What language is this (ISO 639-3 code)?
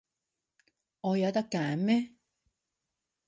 yue